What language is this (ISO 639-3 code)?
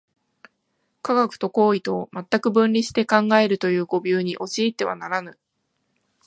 jpn